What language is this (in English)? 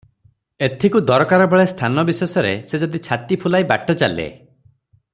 Odia